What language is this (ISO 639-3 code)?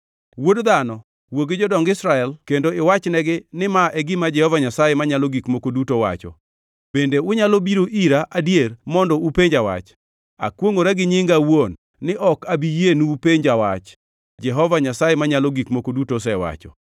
luo